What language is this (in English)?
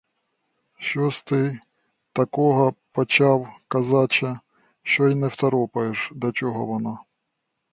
Ukrainian